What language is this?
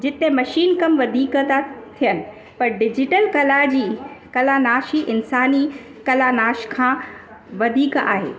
Sindhi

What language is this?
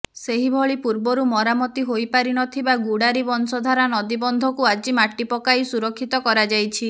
Odia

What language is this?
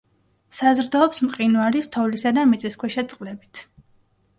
Georgian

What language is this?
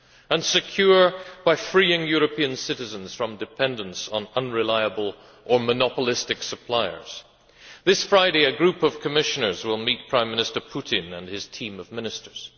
English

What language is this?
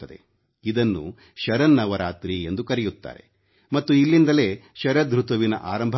Kannada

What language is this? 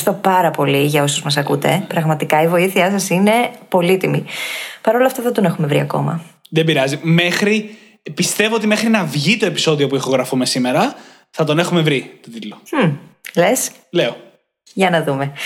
Greek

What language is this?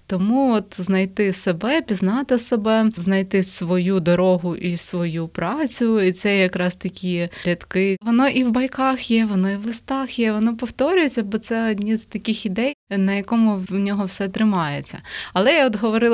Ukrainian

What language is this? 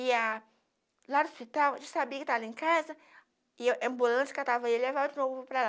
Portuguese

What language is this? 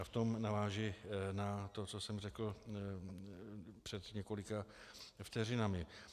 Czech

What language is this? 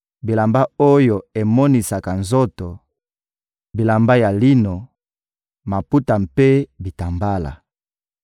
Lingala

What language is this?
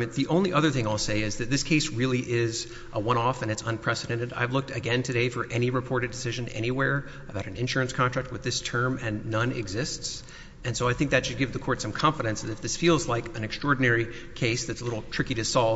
English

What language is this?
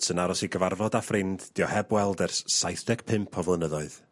Welsh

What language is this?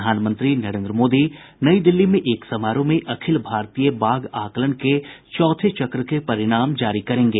Hindi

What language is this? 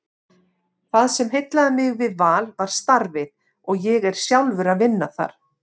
Icelandic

